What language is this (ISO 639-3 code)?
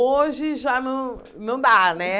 por